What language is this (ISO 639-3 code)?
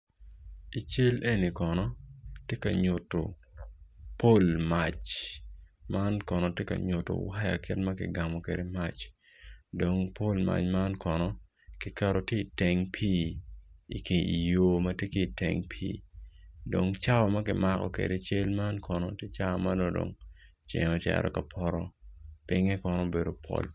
ach